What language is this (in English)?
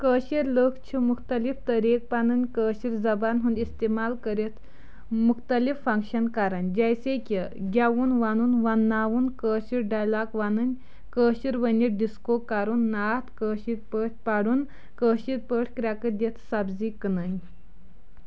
Kashmiri